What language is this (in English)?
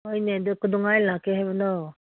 Manipuri